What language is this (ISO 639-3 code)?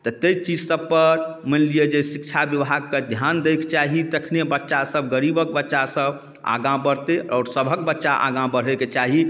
mai